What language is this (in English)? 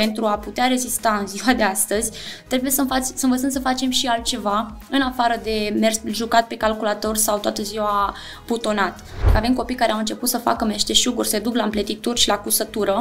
Romanian